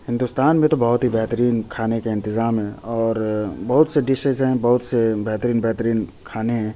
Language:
Urdu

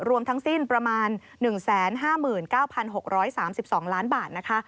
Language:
Thai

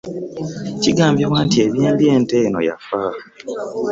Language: Ganda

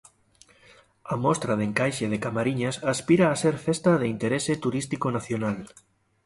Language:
Galician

